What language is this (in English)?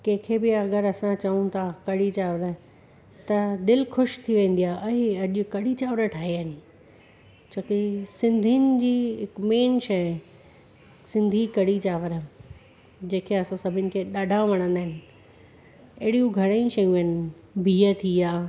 Sindhi